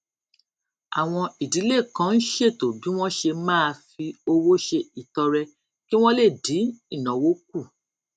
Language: Yoruba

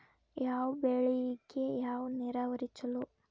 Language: Kannada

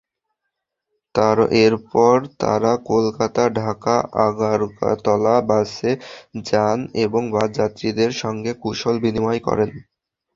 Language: Bangla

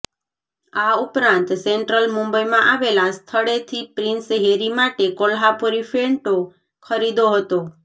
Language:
Gujarati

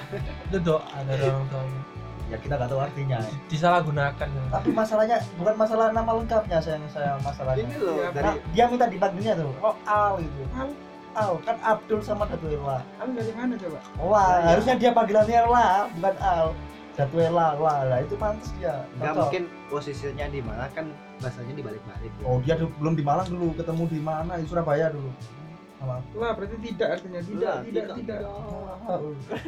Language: Indonesian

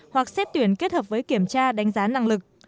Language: Vietnamese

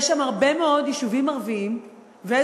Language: Hebrew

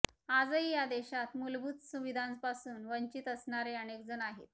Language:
Marathi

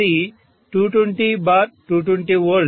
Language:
Telugu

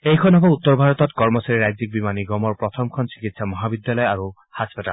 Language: Assamese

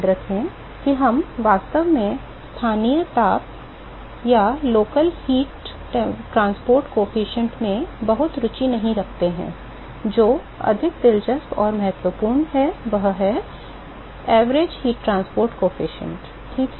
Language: Hindi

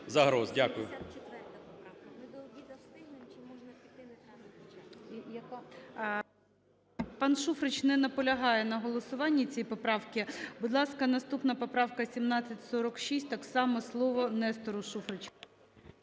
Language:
Ukrainian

